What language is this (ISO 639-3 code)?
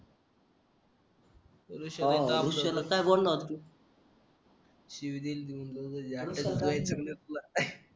mar